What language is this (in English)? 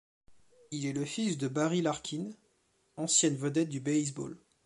French